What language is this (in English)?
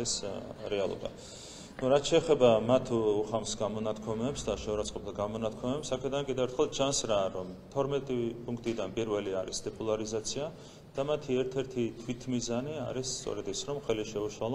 Turkish